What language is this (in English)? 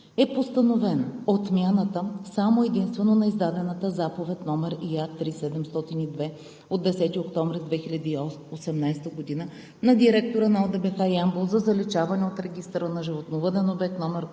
Bulgarian